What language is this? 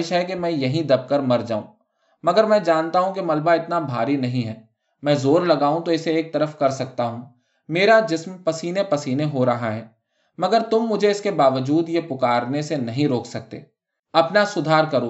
Urdu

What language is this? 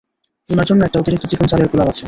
Bangla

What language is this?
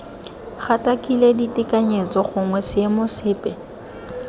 Tswana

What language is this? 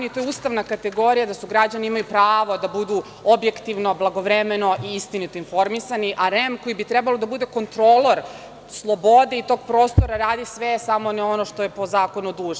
Serbian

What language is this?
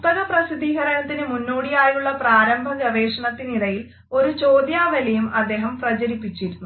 Malayalam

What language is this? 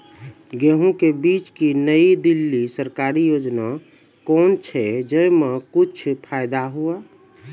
Maithili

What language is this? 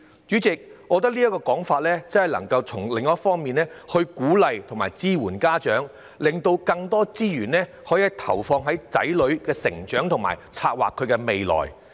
Cantonese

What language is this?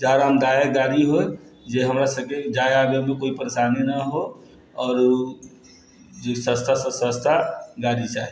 Maithili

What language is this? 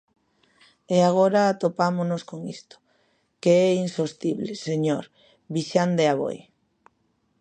Galician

